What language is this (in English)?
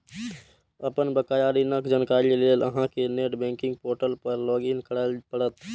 Maithili